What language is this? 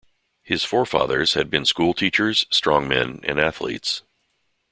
English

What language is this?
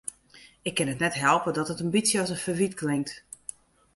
Western Frisian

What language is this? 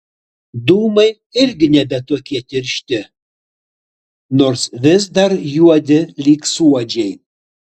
Lithuanian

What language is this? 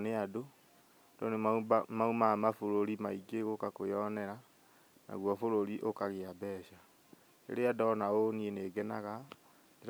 Kikuyu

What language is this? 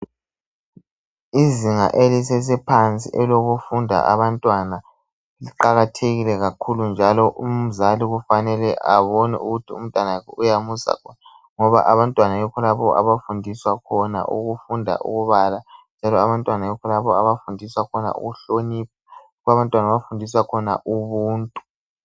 North Ndebele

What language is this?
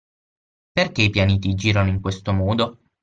Italian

